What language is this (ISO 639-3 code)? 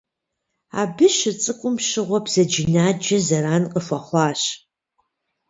kbd